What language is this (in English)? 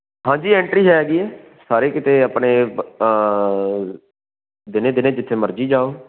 Punjabi